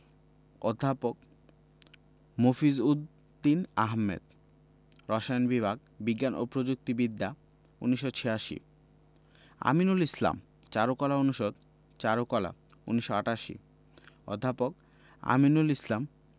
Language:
Bangla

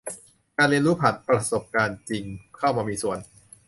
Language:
Thai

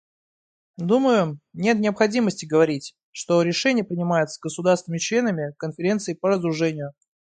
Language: Russian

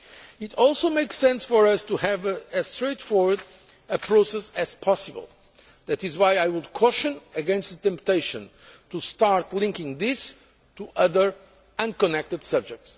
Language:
English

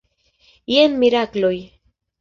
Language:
Esperanto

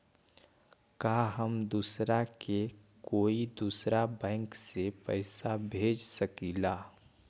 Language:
Magahi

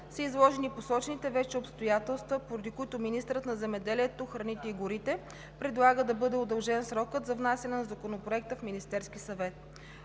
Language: Bulgarian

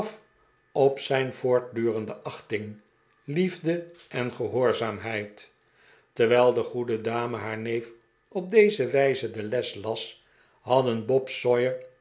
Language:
Dutch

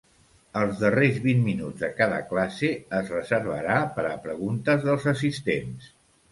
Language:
Catalan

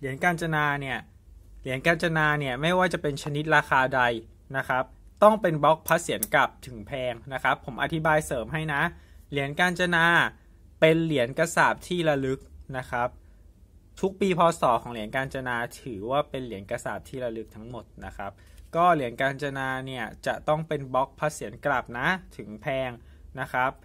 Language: Thai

